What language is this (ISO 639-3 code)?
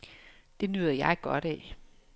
dan